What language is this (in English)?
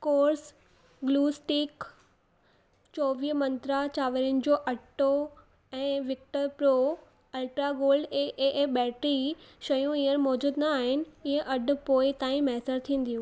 Sindhi